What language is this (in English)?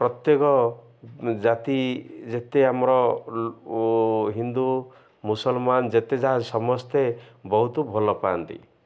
Odia